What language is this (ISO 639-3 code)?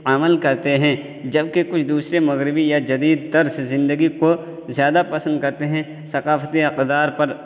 urd